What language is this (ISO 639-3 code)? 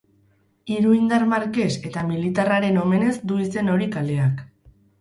eus